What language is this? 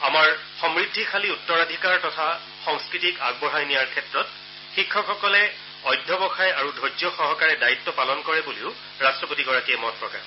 Assamese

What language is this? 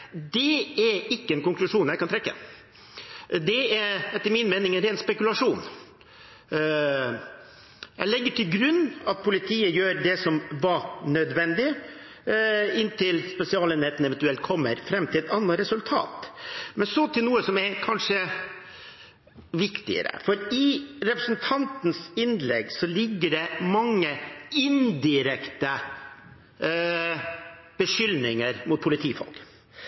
Norwegian Bokmål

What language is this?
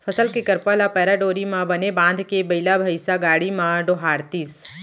Chhattisgarhi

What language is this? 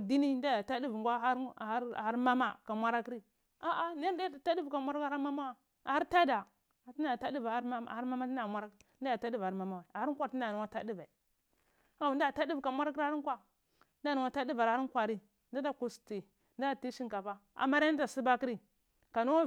Cibak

